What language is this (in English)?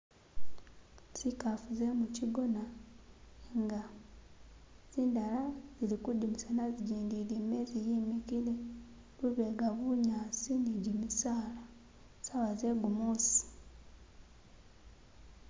Masaaba